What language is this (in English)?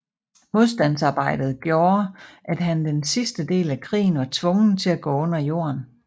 Danish